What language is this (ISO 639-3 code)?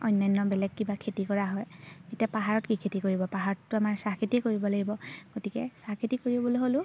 asm